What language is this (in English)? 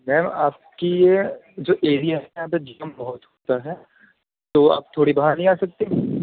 Urdu